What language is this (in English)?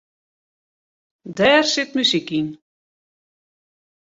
Western Frisian